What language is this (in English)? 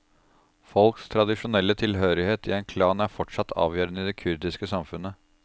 Norwegian